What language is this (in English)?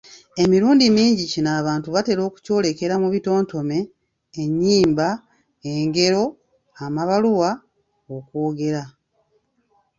Ganda